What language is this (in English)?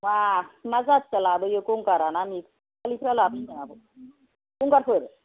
Bodo